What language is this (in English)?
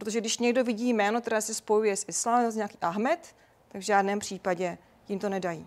Czech